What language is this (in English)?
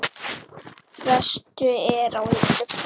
Icelandic